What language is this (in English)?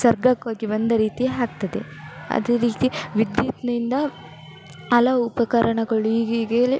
Kannada